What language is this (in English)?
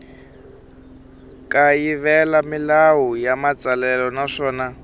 Tsonga